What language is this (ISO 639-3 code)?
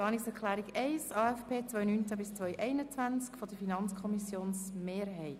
gsw